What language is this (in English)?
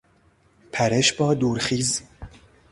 Persian